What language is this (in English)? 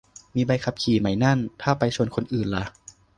Thai